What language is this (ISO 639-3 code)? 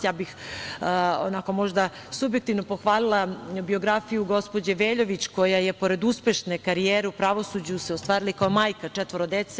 srp